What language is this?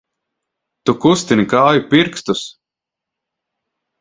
Latvian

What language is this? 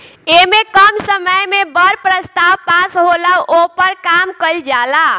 Bhojpuri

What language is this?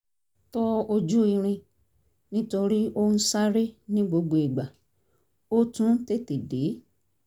Yoruba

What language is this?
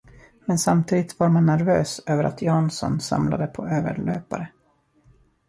Swedish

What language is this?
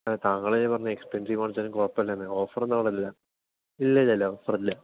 Malayalam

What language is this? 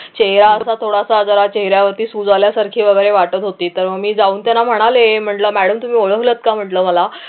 Marathi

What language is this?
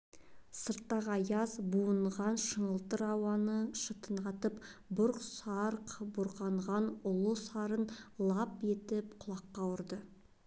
Kazakh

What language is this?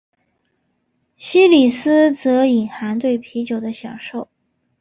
Chinese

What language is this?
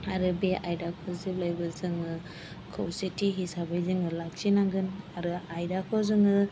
Bodo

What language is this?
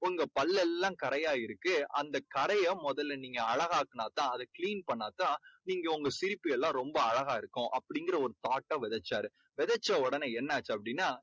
Tamil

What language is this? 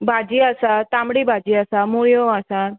Konkani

